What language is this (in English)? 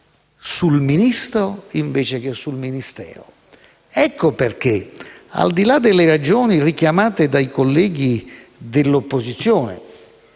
Italian